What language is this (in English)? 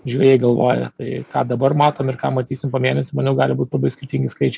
Lithuanian